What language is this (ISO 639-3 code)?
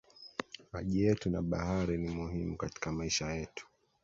swa